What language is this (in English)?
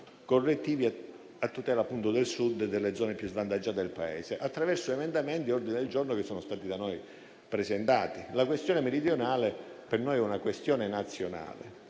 Italian